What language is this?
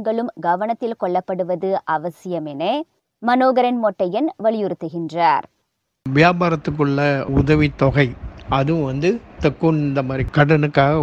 Tamil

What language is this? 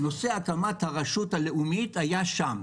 Hebrew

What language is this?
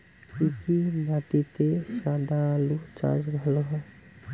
Bangla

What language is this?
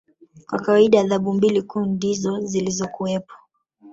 Swahili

